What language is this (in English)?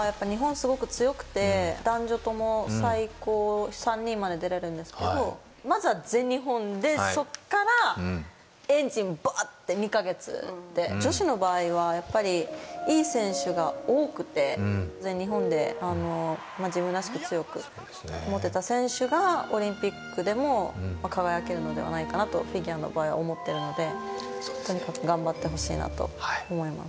Japanese